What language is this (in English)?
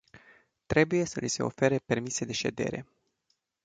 Romanian